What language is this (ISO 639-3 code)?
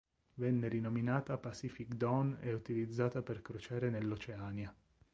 ita